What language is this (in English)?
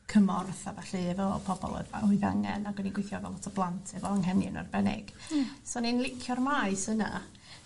Welsh